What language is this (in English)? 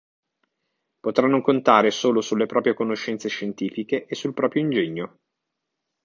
Italian